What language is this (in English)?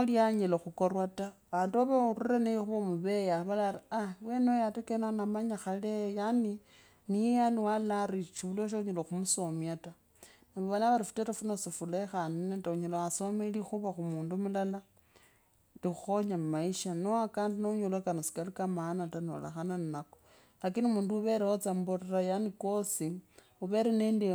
Kabras